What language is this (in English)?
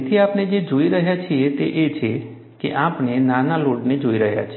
Gujarati